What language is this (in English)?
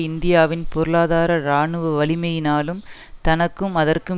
Tamil